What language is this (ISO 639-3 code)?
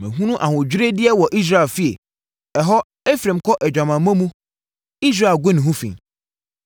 aka